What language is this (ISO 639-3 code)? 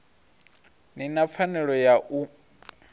ven